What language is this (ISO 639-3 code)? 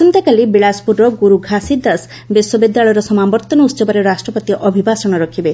ori